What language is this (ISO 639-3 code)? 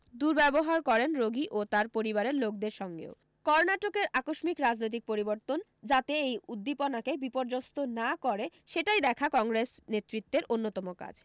ben